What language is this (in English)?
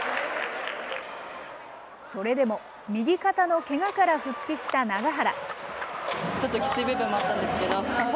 Japanese